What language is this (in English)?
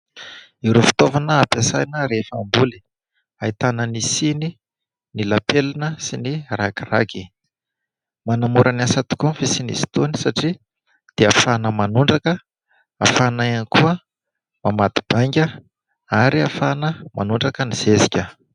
Malagasy